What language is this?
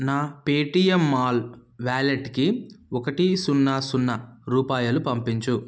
Telugu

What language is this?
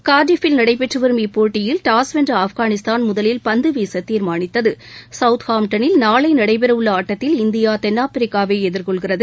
Tamil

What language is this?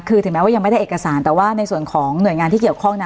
Thai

